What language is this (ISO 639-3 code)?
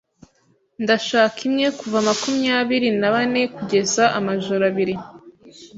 kin